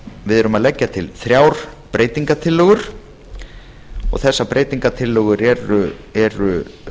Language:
Icelandic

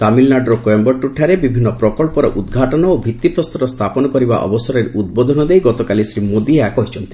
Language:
Odia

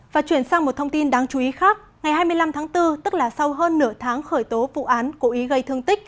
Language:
Vietnamese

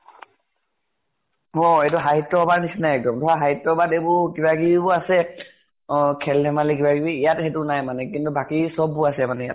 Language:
Assamese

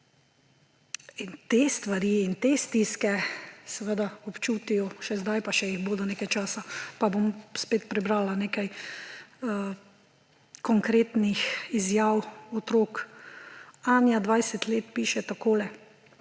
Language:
Slovenian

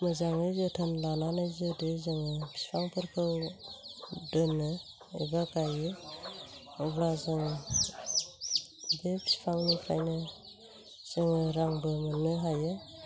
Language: Bodo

